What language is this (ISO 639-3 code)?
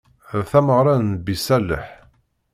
kab